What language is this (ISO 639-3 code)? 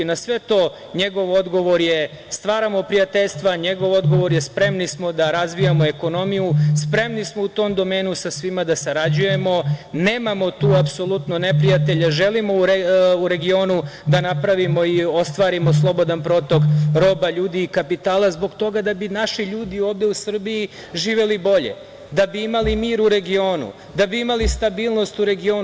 srp